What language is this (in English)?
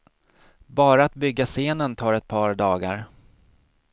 Swedish